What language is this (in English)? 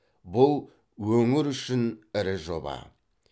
Kazakh